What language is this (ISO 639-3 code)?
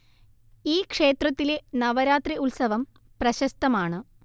mal